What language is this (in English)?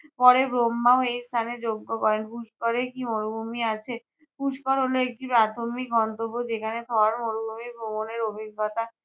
Bangla